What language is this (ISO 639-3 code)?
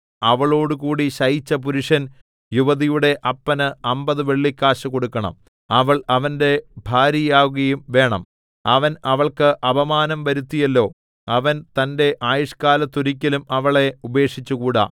mal